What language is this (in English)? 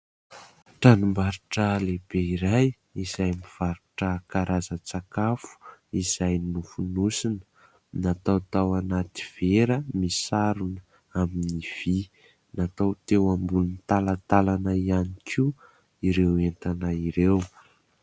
Malagasy